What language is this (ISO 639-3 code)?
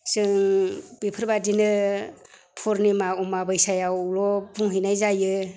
brx